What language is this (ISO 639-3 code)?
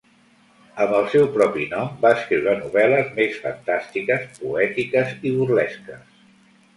cat